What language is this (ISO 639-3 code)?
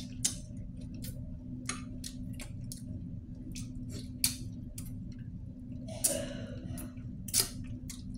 fil